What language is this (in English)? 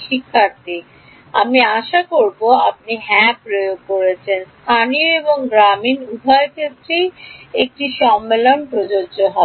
Bangla